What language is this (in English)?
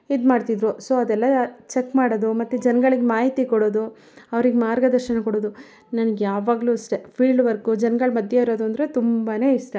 Kannada